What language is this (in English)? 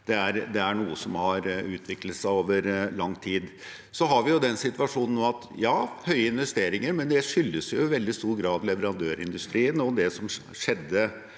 Norwegian